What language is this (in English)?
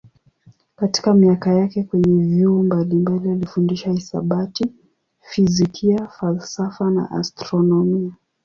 Swahili